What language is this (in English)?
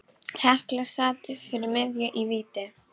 Icelandic